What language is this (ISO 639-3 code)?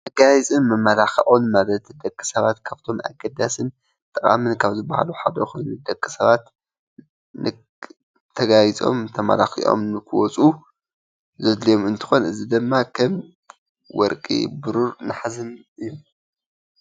tir